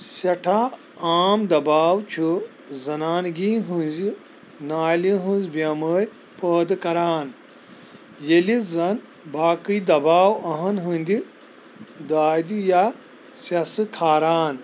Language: Kashmiri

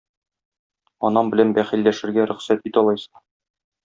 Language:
Tatar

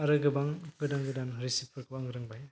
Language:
Bodo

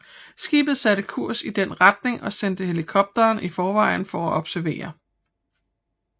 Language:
Danish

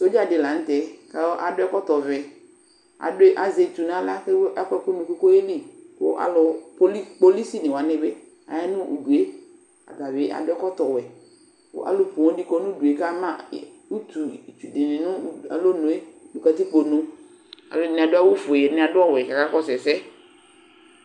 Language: Ikposo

